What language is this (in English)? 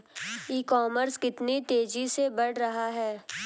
Hindi